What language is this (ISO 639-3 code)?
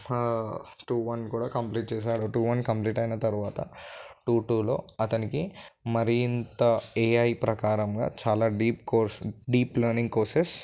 tel